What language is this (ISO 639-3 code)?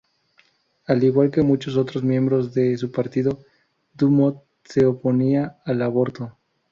spa